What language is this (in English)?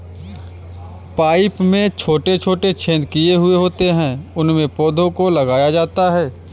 Hindi